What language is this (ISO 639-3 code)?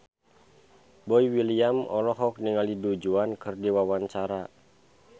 sun